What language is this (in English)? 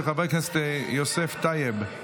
Hebrew